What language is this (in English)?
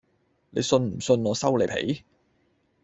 Cantonese